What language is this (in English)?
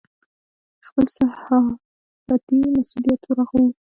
Pashto